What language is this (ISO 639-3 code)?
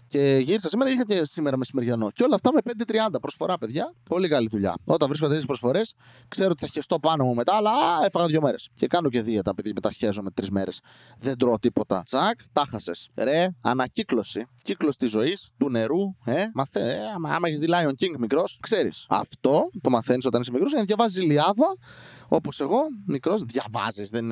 ell